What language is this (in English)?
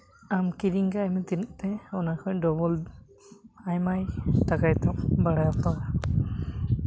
Santali